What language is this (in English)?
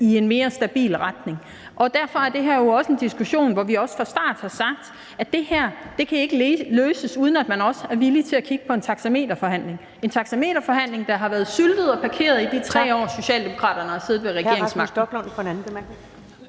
Danish